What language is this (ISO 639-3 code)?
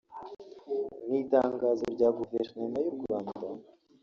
kin